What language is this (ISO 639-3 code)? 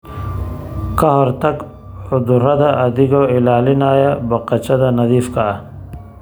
som